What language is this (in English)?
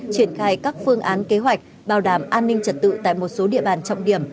Vietnamese